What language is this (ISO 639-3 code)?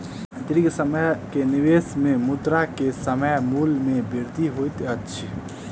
mai